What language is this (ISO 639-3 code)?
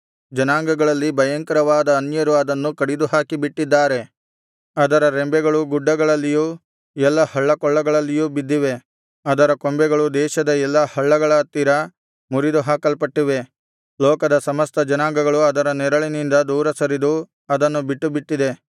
kan